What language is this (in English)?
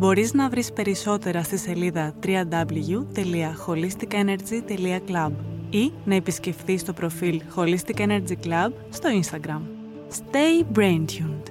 Greek